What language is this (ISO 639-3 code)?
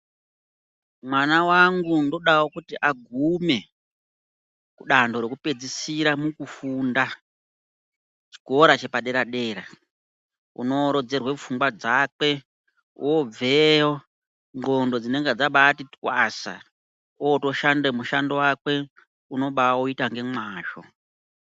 ndc